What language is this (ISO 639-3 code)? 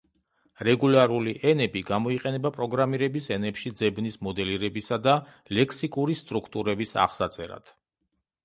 kat